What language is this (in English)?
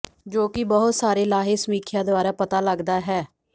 Punjabi